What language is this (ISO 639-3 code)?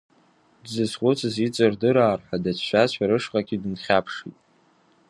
abk